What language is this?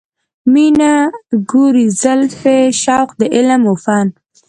Pashto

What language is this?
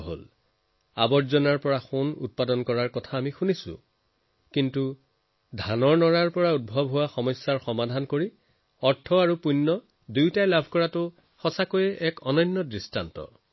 Assamese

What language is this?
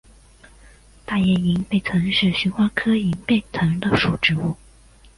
Chinese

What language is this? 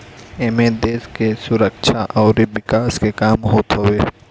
Bhojpuri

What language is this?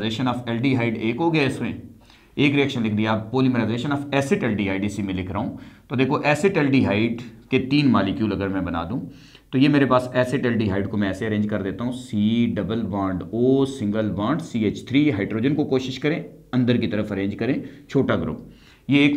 Hindi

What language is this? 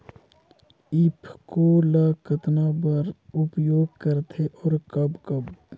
Chhattisgarhi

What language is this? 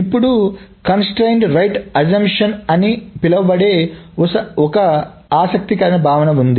Telugu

